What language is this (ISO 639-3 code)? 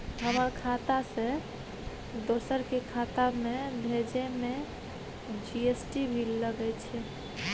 mai